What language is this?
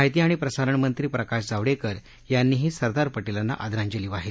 Marathi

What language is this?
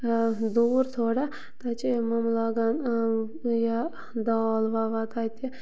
Kashmiri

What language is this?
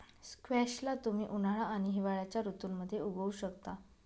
Marathi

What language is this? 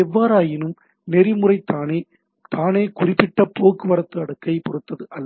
Tamil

